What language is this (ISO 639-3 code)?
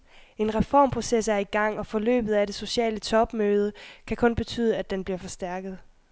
dan